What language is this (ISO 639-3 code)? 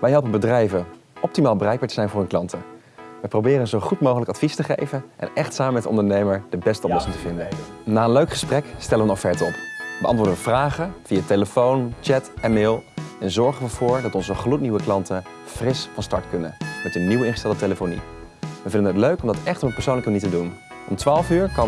nld